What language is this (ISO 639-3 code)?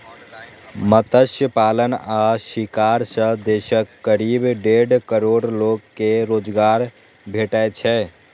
mai